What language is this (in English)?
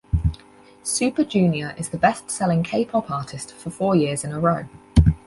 English